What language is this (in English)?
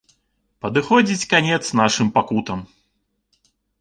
Belarusian